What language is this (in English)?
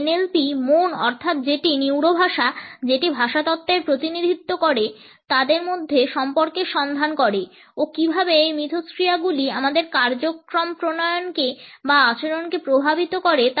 Bangla